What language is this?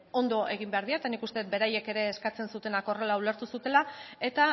Basque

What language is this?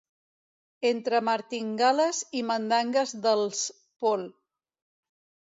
Catalan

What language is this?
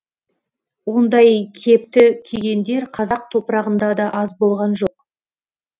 Kazakh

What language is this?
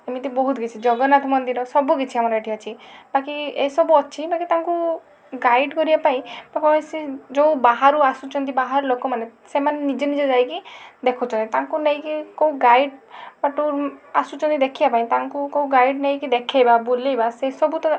Odia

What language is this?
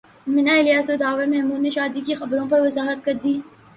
Urdu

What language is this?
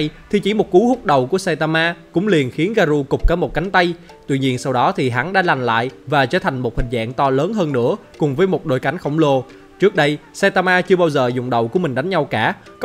Vietnamese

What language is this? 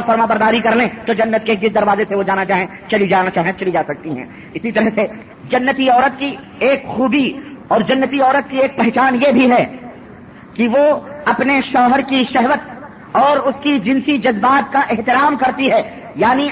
Urdu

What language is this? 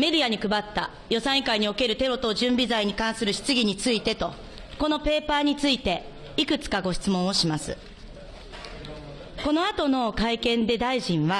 Japanese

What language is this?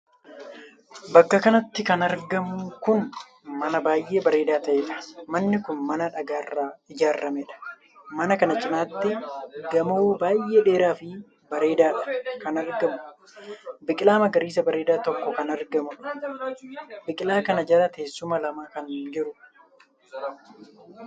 Oromo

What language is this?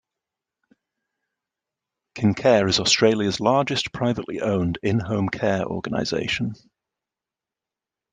English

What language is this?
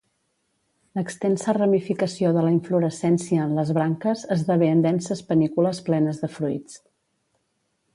Catalan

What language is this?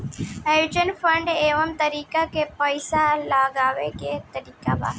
Bhojpuri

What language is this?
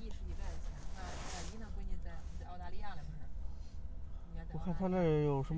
Chinese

